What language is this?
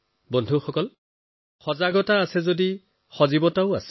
Assamese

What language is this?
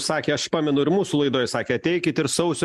Lithuanian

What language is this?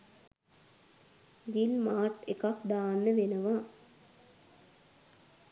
Sinhala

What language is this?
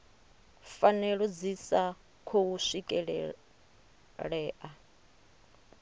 Venda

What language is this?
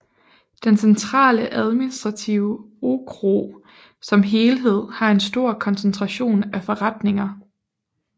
Danish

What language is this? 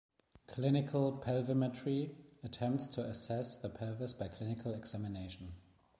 English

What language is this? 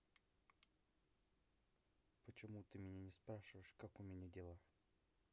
Russian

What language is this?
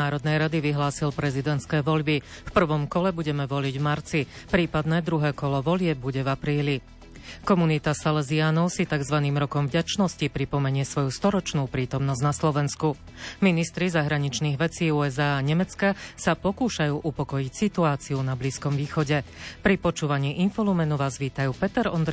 Slovak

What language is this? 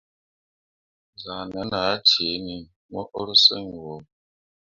Mundang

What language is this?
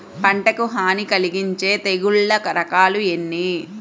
Telugu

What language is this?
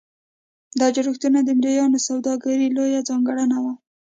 Pashto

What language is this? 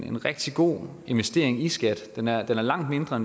Danish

